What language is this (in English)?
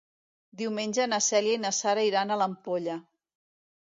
Catalan